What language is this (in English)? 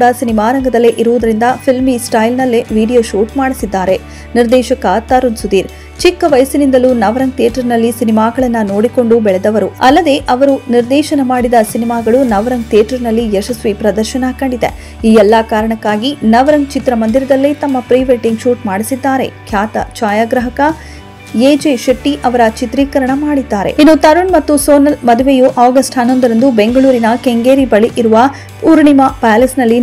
Kannada